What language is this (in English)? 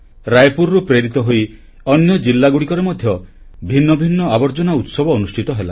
Odia